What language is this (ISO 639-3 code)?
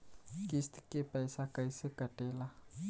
bho